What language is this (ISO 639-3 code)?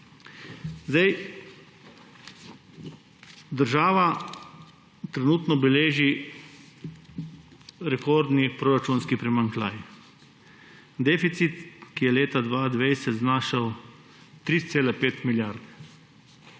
slv